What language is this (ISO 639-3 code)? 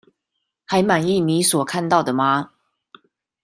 zho